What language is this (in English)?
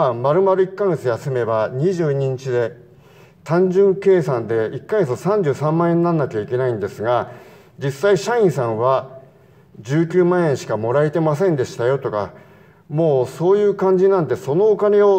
Japanese